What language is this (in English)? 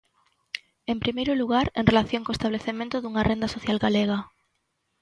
Galician